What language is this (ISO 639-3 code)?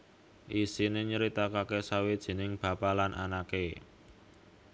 jav